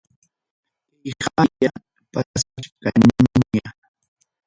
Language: Ayacucho Quechua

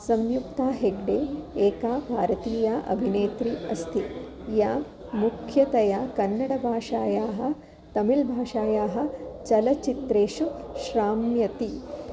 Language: Sanskrit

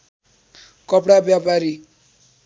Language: Nepali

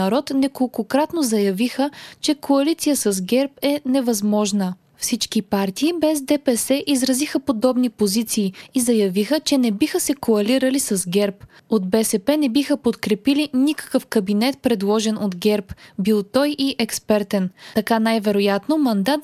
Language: Bulgarian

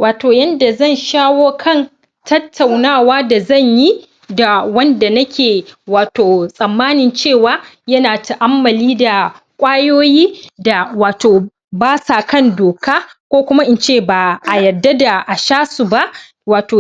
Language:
Hausa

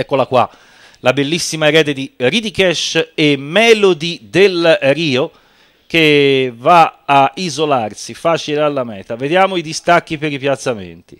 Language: Italian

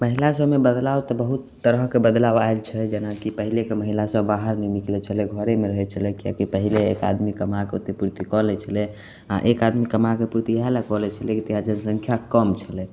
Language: Maithili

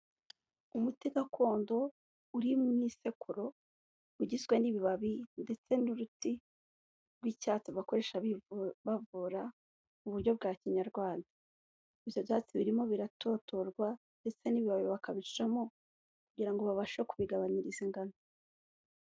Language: Kinyarwanda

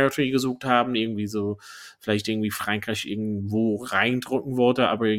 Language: German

